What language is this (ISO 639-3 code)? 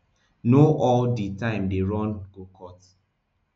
pcm